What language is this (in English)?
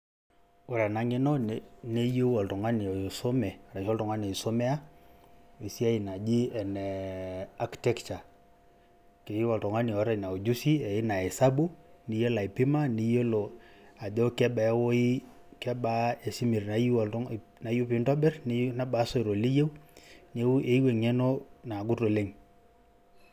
Masai